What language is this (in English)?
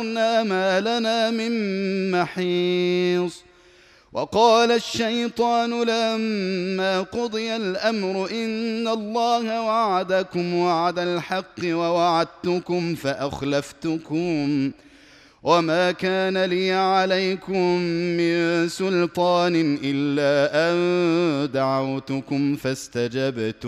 Arabic